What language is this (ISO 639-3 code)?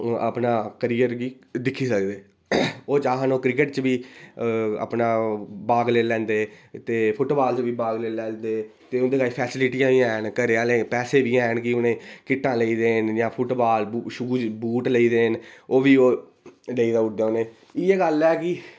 doi